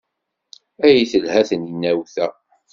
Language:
Kabyle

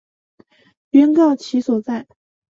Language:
Chinese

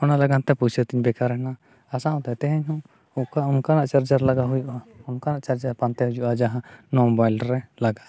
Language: Santali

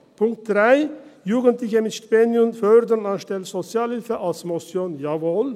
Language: Swiss German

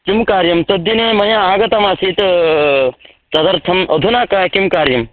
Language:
Sanskrit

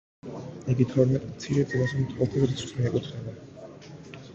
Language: Georgian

